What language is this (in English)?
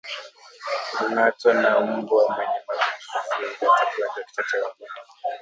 Swahili